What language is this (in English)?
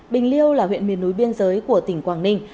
Vietnamese